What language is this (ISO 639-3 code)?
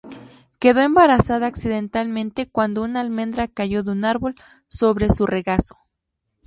spa